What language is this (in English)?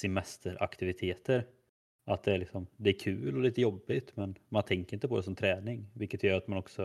Swedish